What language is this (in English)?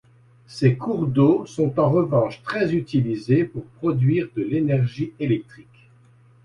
French